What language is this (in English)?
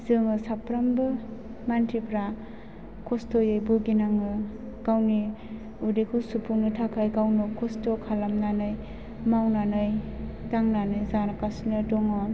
Bodo